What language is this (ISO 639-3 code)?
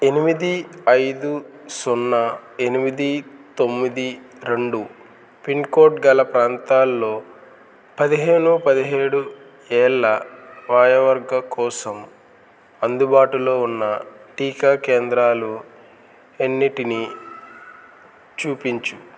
tel